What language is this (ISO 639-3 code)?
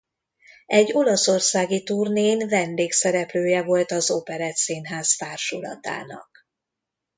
hun